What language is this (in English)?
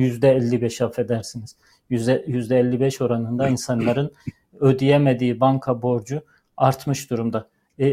Turkish